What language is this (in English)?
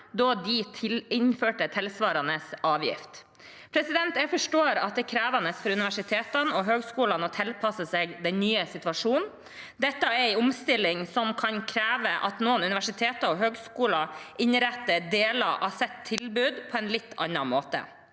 Norwegian